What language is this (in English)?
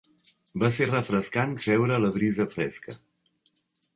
Catalan